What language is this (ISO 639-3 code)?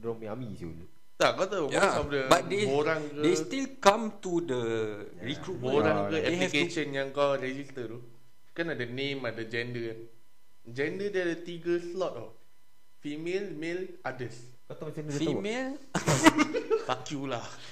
msa